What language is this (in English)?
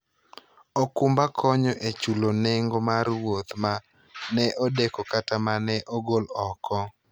Luo (Kenya and Tanzania)